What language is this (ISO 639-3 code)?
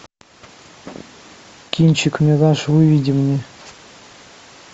rus